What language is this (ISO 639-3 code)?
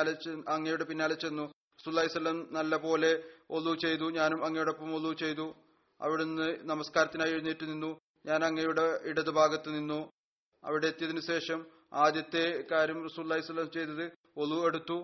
mal